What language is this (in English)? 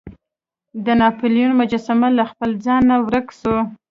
Pashto